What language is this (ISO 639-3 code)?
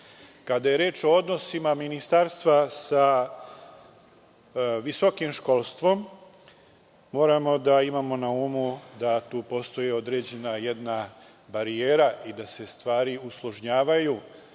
srp